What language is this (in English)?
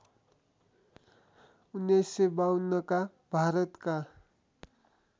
Nepali